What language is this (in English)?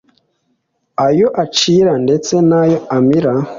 Kinyarwanda